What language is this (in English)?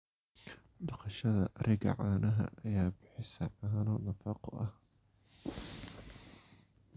Somali